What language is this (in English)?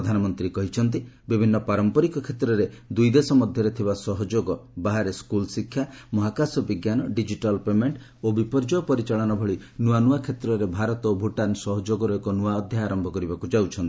Odia